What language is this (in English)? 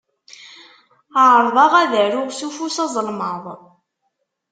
Kabyle